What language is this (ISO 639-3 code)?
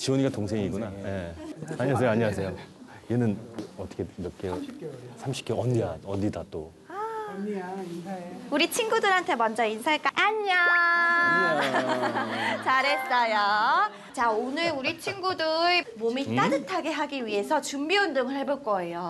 kor